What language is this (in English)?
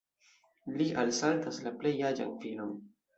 Esperanto